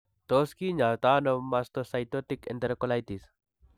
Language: Kalenjin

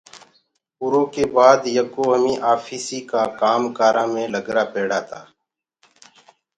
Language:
Gurgula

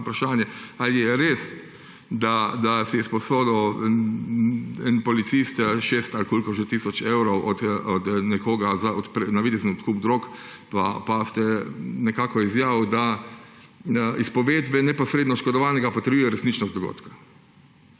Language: Slovenian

